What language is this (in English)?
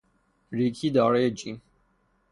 Persian